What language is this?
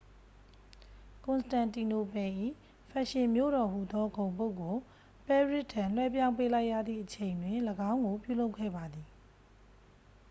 Burmese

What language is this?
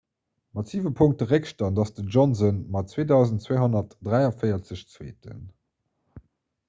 Luxembourgish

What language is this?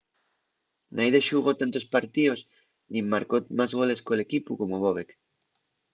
Asturian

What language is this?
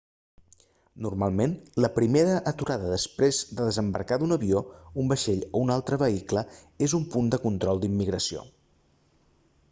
Catalan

